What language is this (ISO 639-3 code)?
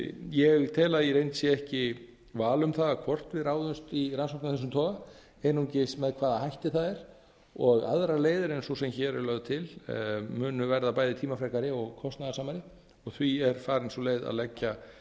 isl